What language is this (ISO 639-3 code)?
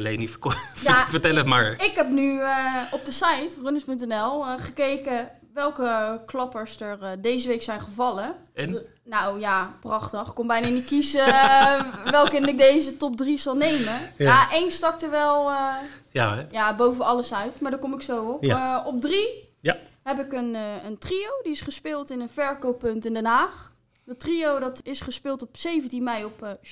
nld